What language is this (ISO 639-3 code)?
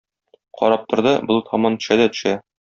tat